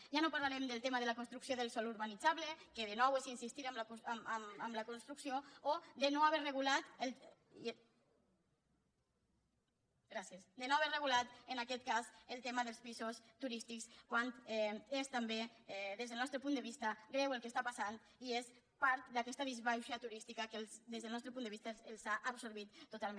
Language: Catalan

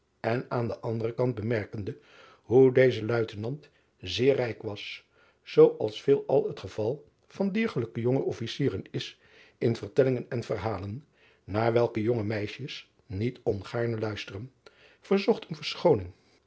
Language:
Dutch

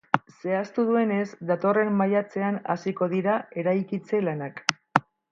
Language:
Basque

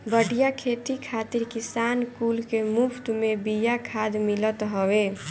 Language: Bhojpuri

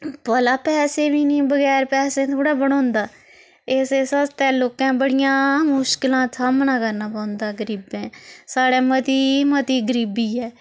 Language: Dogri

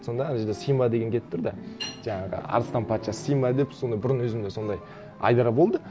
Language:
Kazakh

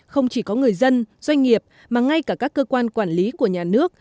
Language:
Vietnamese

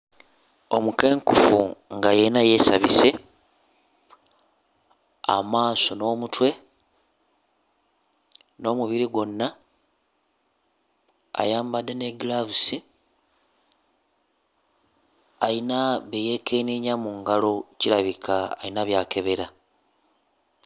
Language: Ganda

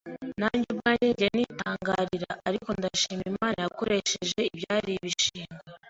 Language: Kinyarwanda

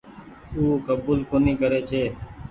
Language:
Goaria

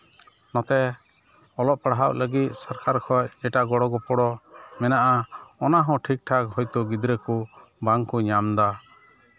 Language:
Santali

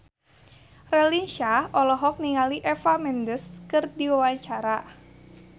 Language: Sundanese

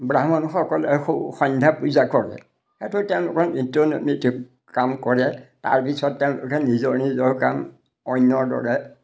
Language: Assamese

